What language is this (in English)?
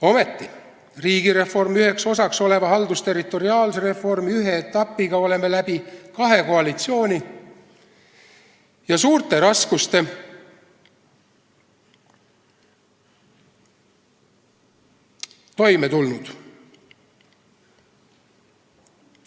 Estonian